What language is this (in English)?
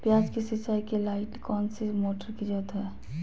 Magahi